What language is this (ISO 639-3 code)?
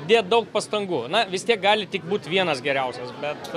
lit